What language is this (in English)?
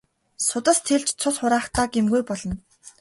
Mongolian